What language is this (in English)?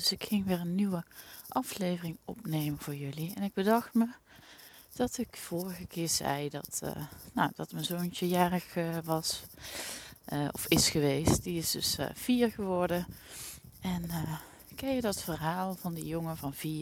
Dutch